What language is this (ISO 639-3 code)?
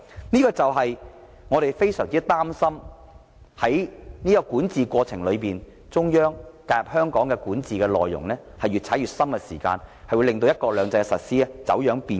yue